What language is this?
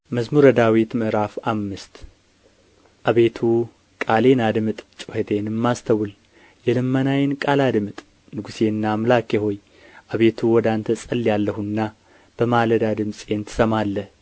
Amharic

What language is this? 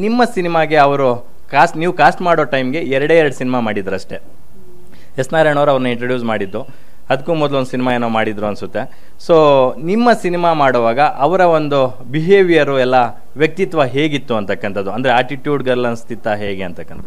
Kannada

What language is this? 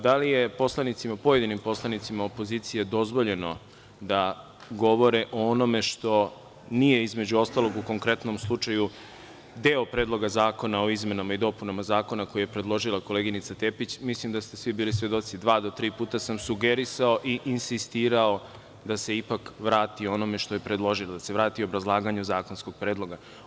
Serbian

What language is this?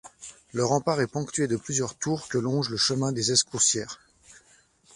French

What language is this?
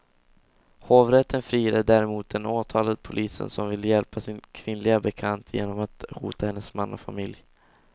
Swedish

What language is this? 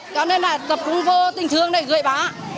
Vietnamese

